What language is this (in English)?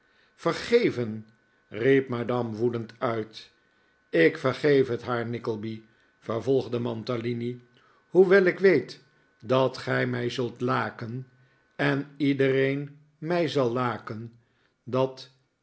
Dutch